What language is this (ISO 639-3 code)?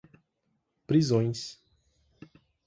por